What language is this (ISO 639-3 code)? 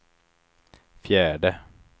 swe